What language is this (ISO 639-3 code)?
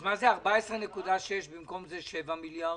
heb